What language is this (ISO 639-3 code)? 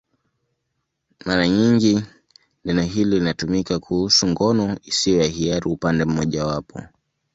swa